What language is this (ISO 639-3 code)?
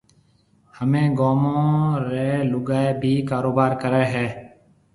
mve